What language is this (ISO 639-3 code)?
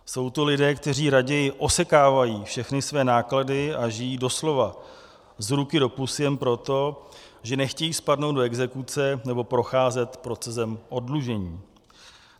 ces